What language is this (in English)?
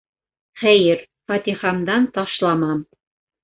Bashkir